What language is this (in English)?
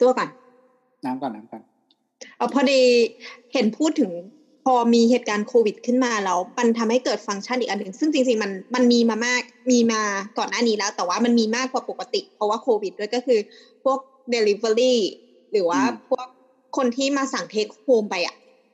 Thai